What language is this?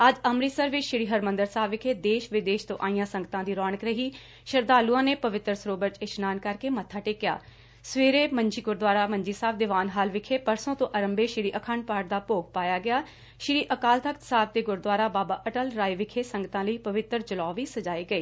Punjabi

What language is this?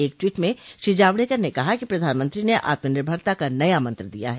Hindi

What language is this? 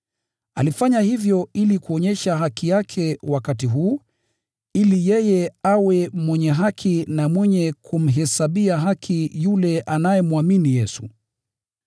Swahili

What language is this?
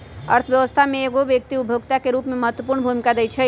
Magahi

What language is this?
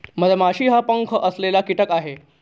Marathi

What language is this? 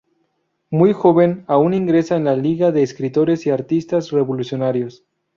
Spanish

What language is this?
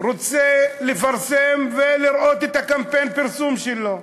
Hebrew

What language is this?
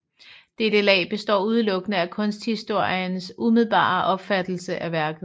Danish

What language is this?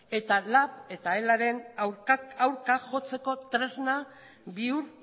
Basque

